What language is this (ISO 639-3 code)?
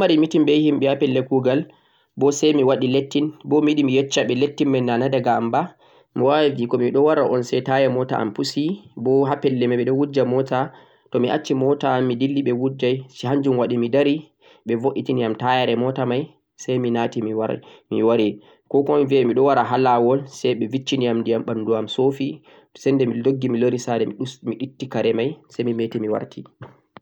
fuq